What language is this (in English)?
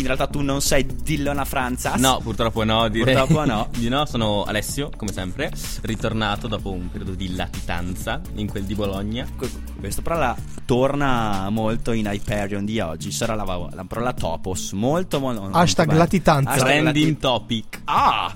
Italian